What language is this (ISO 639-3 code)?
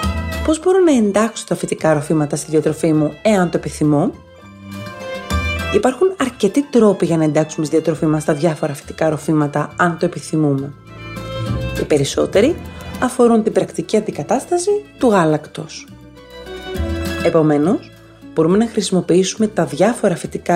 ell